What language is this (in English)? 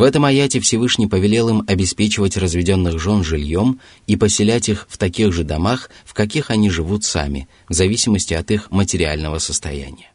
Russian